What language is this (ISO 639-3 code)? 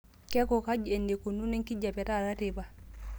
mas